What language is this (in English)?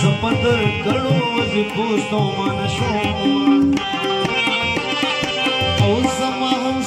Hindi